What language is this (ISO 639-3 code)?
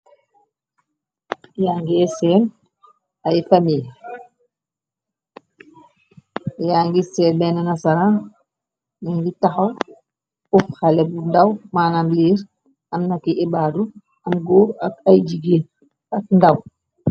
wol